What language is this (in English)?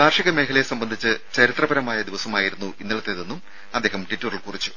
Malayalam